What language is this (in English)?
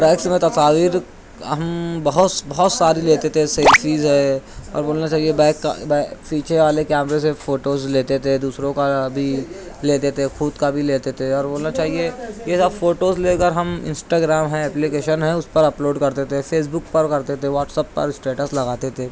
Urdu